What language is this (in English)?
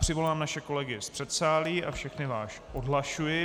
Czech